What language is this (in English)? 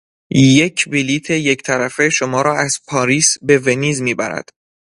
Persian